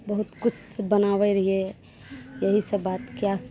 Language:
Maithili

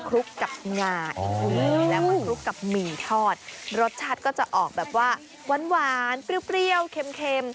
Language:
Thai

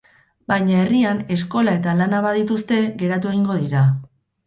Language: Basque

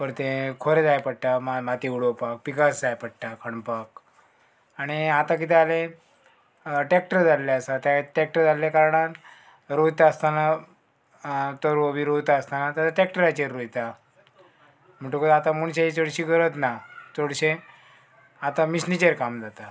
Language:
Konkani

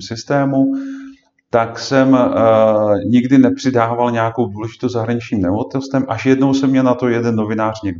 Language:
Czech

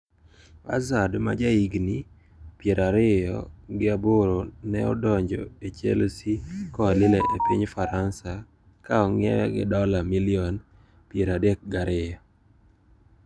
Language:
Luo (Kenya and Tanzania)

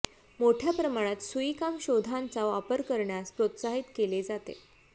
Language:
Marathi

